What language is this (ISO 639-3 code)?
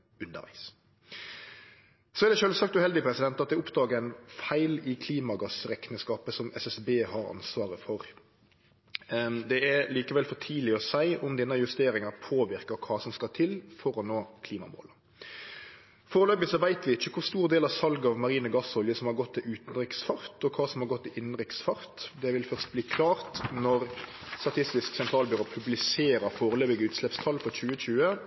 nno